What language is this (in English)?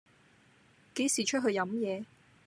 Cantonese